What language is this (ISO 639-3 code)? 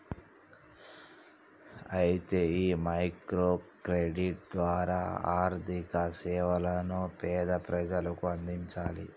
tel